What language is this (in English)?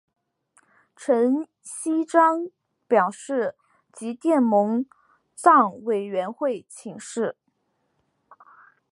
Chinese